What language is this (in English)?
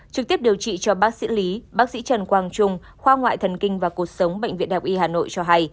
Vietnamese